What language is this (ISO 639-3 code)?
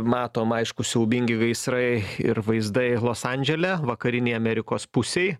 lit